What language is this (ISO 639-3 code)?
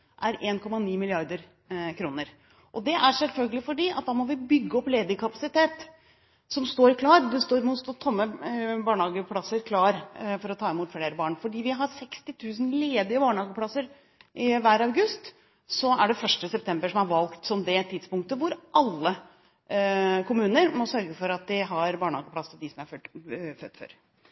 nob